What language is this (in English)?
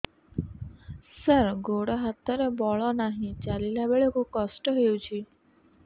Odia